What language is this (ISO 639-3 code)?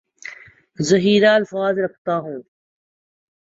urd